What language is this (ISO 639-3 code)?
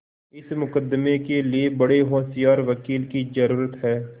hin